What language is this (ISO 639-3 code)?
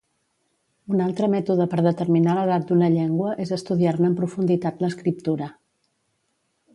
cat